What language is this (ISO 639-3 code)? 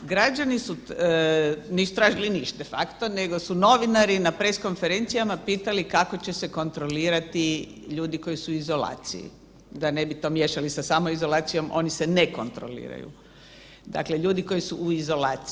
hrv